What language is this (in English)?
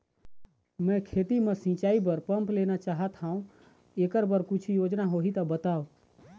Chhattisgarhi